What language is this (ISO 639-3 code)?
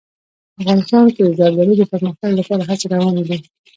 pus